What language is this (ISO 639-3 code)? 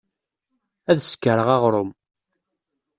kab